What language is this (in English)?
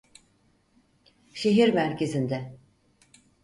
Turkish